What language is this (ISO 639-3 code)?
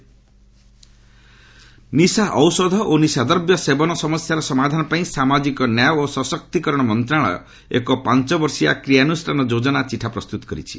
ori